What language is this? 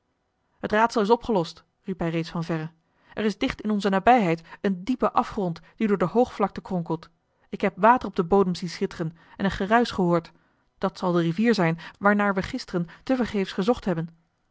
Dutch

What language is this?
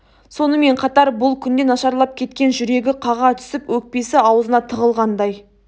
Kazakh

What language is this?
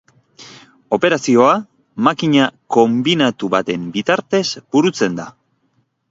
Basque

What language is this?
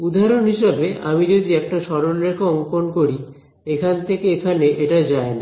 Bangla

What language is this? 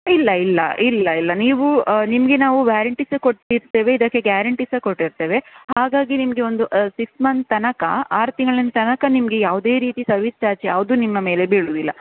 Kannada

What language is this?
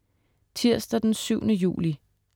Danish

